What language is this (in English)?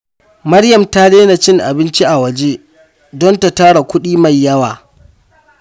Hausa